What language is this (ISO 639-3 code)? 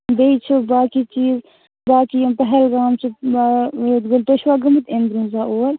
kas